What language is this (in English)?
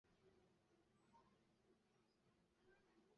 Chinese